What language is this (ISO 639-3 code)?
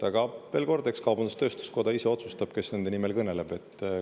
est